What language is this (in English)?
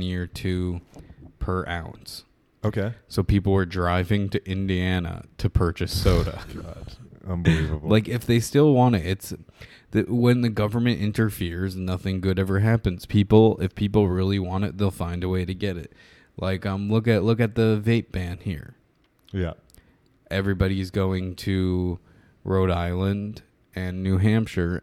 English